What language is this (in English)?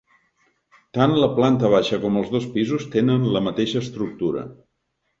Catalan